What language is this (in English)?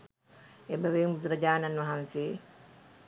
Sinhala